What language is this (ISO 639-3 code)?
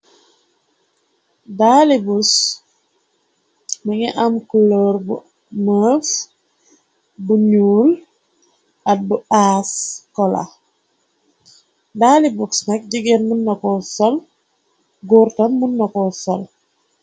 wol